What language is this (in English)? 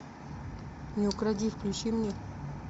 Russian